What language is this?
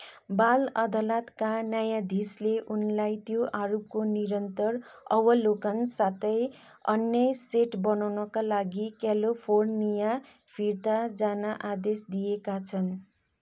Nepali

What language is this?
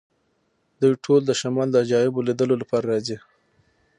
Pashto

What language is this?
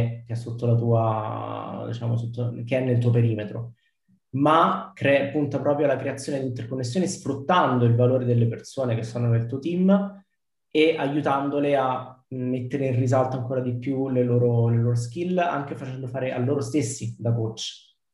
Italian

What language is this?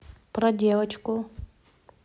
Russian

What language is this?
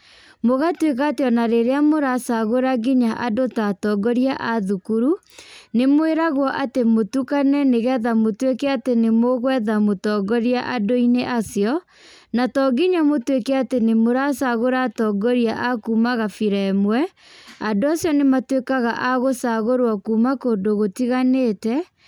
Kikuyu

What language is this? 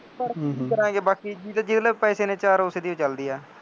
Punjabi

